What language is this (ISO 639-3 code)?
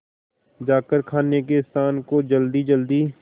hin